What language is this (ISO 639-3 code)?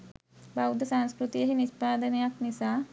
sin